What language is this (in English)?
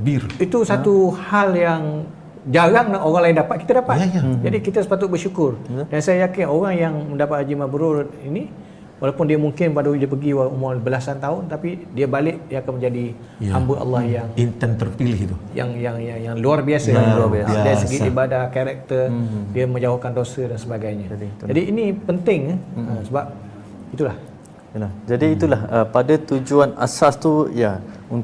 Malay